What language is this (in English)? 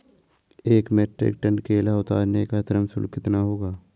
Hindi